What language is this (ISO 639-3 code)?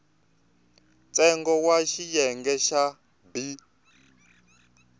tso